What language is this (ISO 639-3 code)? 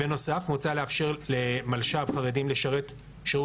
heb